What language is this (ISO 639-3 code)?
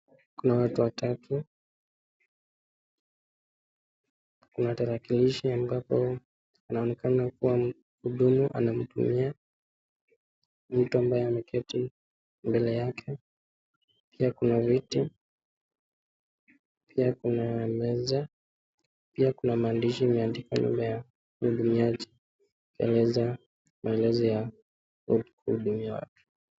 swa